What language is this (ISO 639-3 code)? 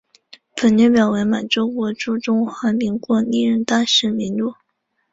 zho